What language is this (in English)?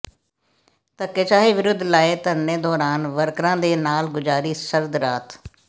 Punjabi